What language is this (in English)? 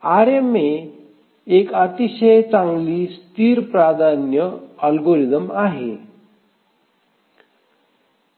Marathi